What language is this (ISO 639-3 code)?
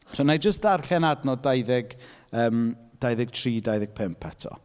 cym